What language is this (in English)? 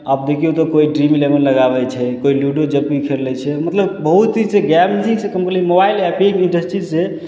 Maithili